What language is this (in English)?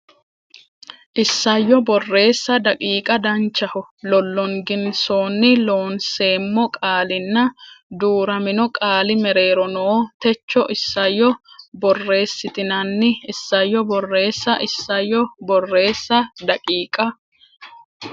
Sidamo